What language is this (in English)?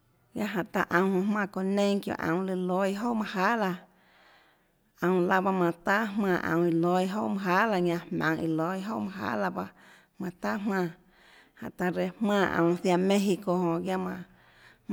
Tlacoatzintepec Chinantec